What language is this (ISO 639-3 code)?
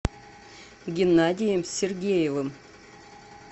rus